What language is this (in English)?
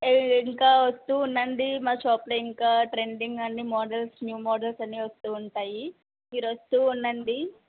Telugu